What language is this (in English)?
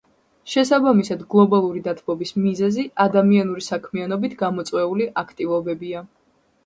Georgian